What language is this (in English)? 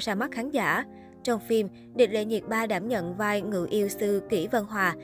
Vietnamese